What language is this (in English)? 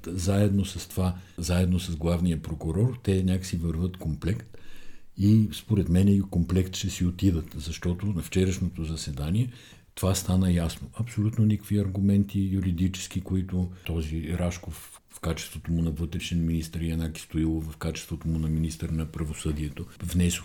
Bulgarian